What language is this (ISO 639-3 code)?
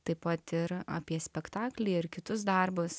lit